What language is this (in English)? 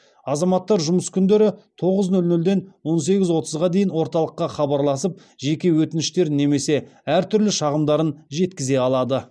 Kazakh